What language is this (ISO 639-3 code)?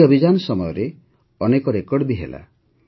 ori